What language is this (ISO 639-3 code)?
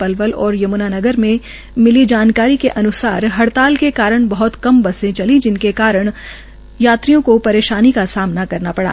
hin